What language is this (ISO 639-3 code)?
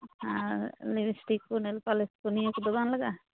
sat